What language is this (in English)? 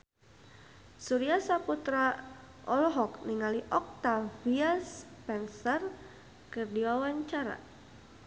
Sundanese